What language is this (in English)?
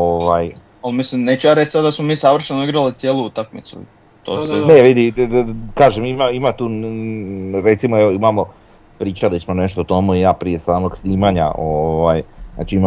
Croatian